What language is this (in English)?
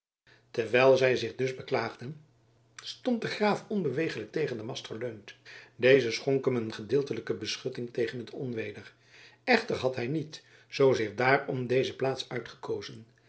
Dutch